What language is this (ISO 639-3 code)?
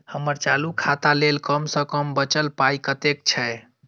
mai